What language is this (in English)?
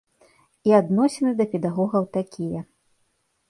Belarusian